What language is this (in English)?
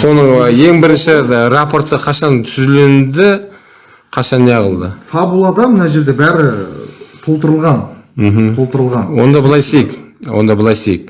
Turkish